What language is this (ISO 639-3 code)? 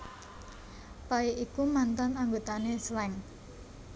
jav